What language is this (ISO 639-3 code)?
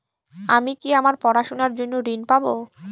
ben